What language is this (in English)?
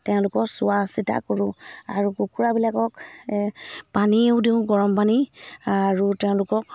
Assamese